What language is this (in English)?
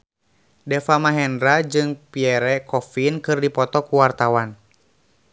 Sundanese